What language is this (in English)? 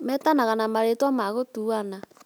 Kikuyu